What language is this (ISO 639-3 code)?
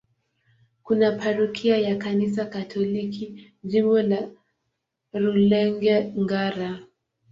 swa